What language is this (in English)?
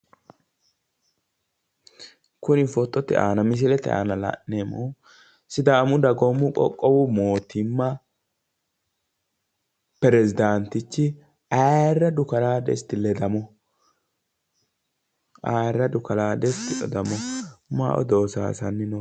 Sidamo